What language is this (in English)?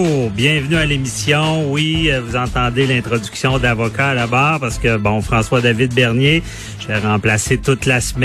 French